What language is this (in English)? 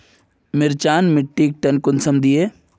Magahi